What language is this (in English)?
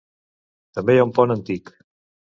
Catalan